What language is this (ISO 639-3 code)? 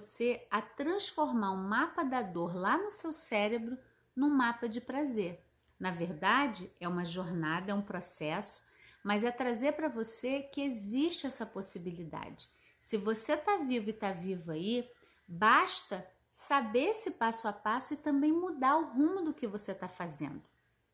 por